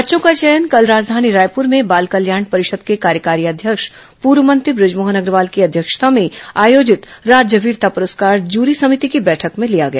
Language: Hindi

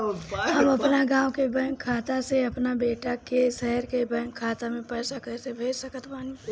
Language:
Bhojpuri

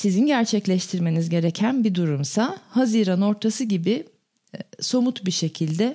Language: Turkish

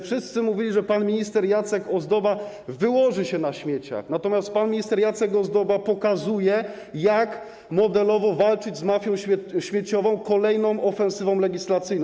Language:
Polish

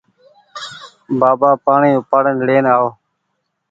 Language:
Goaria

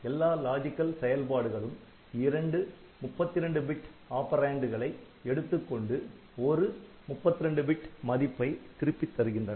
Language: Tamil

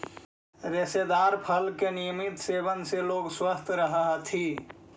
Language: Magahi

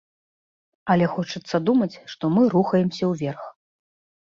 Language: Belarusian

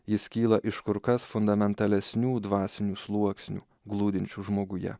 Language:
Lithuanian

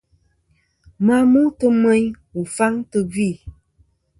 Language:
Kom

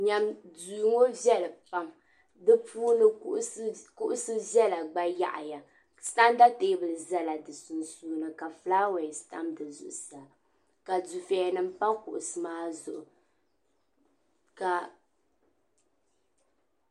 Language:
Dagbani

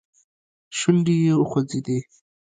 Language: Pashto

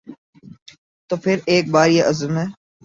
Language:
Urdu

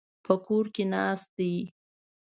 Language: Pashto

